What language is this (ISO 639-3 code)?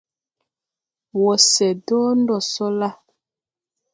tui